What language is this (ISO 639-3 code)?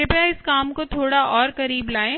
hin